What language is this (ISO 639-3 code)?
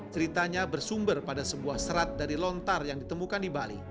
ind